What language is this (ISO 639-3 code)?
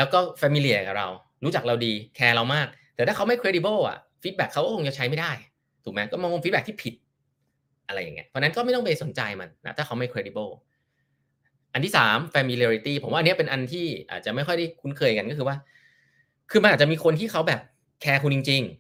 tha